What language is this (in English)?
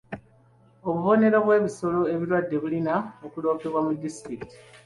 Ganda